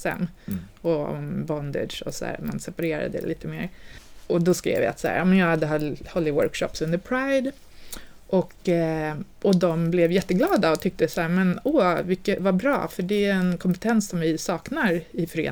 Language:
Swedish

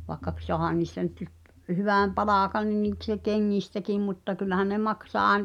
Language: Finnish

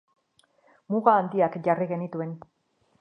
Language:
Basque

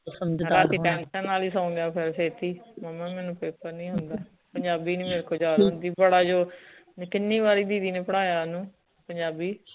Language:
Punjabi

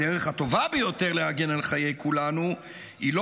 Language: Hebrew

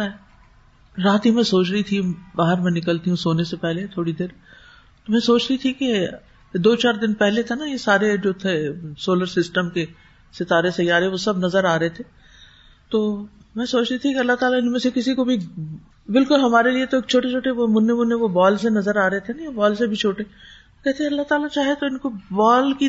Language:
Urdu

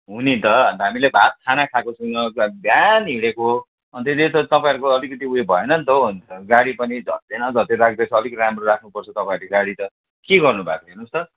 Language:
Nepali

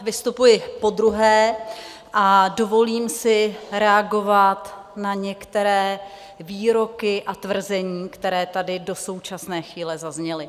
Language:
Czech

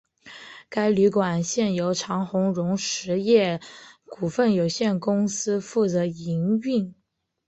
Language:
Chinese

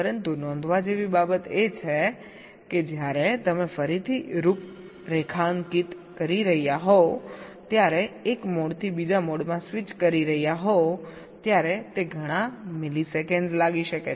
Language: Gujarati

